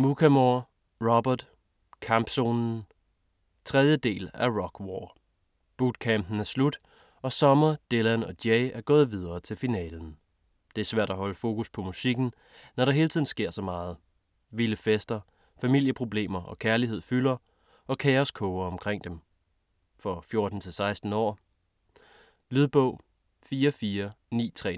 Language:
Danish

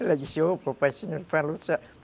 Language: Portuguese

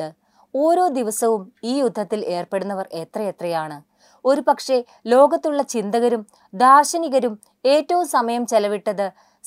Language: Malayalam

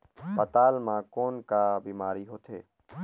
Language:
Chhattisgarhi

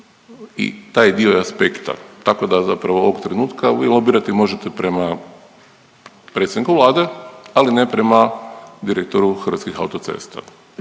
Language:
Croatian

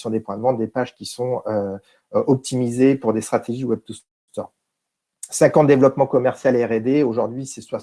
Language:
French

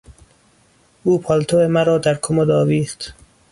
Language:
Persian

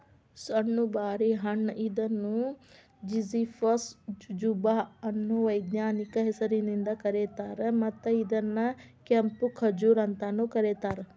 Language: Kannada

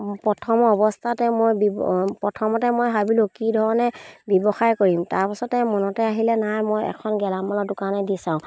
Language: Assamese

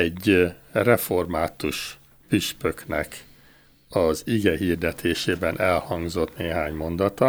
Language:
Hungarian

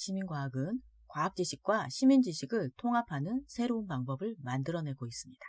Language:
Korean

